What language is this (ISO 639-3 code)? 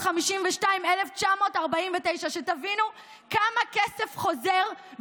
heb